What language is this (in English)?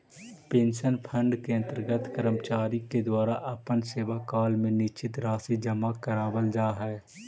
Magahi